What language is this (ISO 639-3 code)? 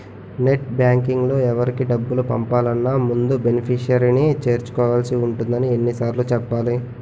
tel